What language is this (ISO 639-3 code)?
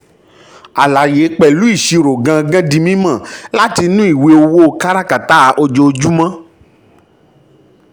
yor